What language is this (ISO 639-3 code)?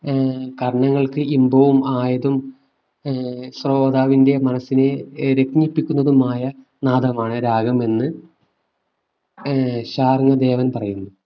mal